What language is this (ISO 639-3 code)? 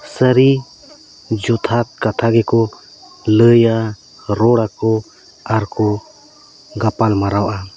sat